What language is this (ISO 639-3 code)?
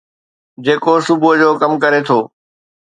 snd